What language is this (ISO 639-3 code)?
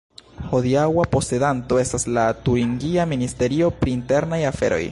epo